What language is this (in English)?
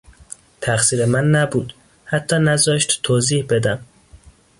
Persian